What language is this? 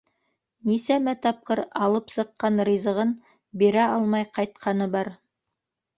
Bashkir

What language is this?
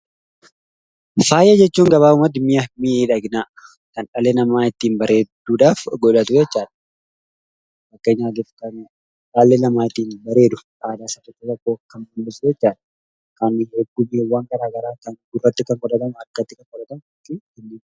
Oromo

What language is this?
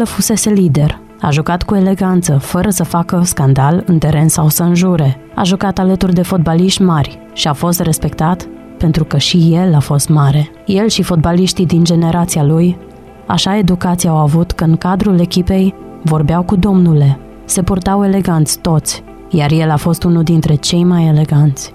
Romanian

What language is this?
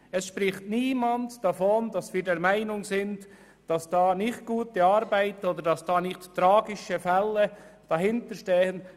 Swiss German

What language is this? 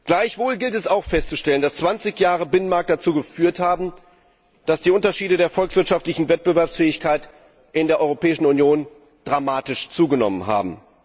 German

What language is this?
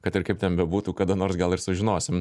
Lithuanian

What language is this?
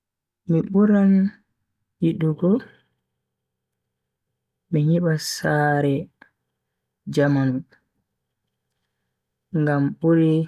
Bagirmi Fulfulde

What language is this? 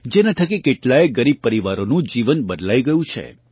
Gujarati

